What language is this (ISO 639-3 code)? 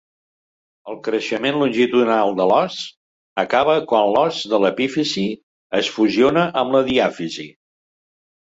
cat